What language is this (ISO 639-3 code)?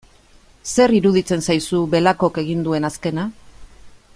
eus